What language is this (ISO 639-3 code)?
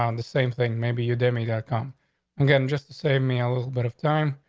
eng